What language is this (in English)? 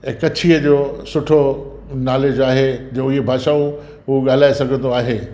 Sindhi